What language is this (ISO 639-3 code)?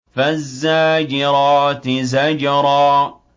ara